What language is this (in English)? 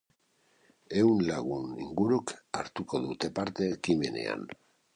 Basque